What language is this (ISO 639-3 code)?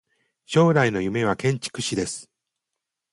jpn